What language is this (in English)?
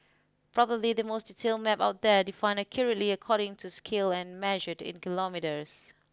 English